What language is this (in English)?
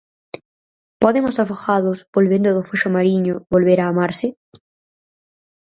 Galician